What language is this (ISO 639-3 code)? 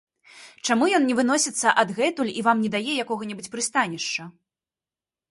bel